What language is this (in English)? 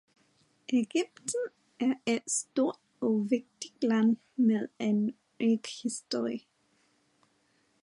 Danish